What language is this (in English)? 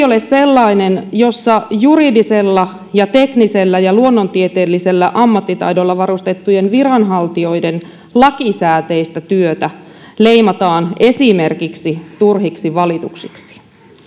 Finnish